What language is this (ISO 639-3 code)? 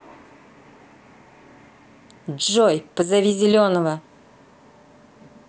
rus